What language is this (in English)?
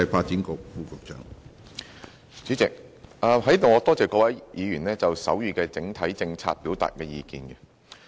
Cantonese